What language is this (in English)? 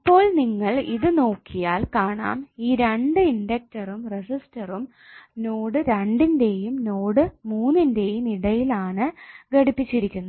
Malayalam